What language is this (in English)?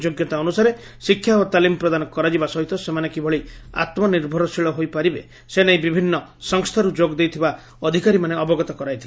Odia